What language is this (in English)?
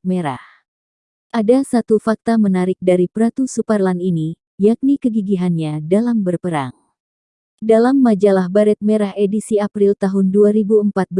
Indonesian